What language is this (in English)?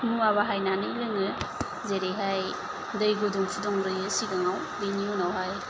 Bodo